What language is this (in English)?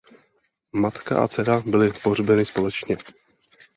Czech